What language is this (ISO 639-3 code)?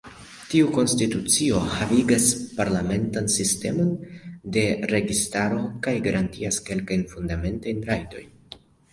epo